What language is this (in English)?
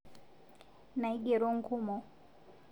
Masai